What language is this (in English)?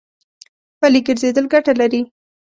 Pashto